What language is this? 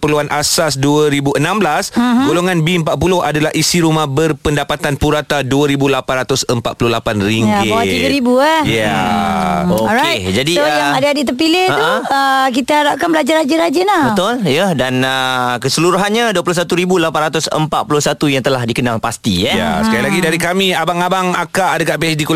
Malay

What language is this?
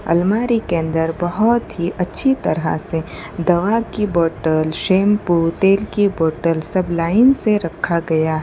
Hindi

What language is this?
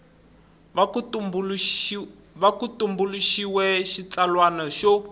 Tsonga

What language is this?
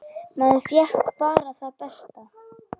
Icelandic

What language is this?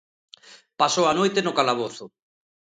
Galician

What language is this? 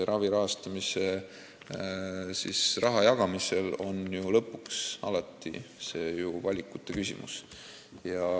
Estonian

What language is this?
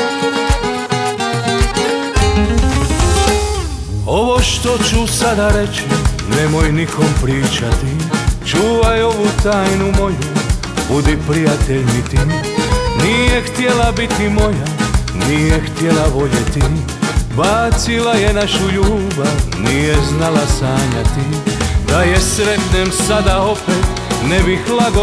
Croatian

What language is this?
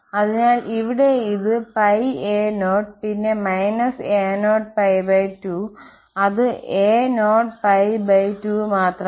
Malayalam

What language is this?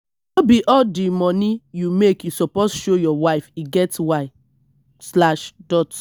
Nigerian Pidgin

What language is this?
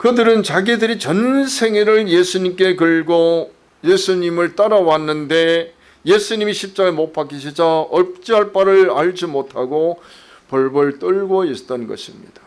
Korean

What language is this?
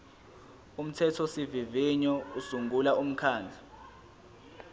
Zulu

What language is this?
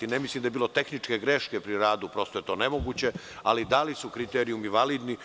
Serbian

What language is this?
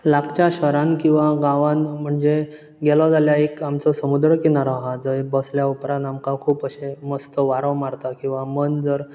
Konkani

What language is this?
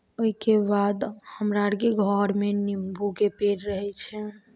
Maithili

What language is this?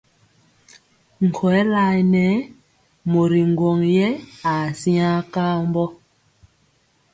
Mpiemo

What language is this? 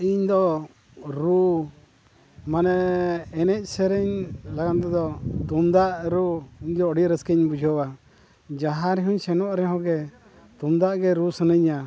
Santali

